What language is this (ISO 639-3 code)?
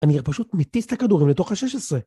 heb